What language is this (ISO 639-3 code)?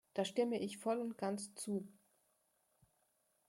deu